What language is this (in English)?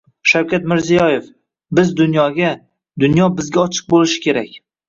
Uzbek